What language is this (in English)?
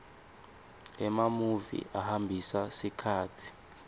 Swati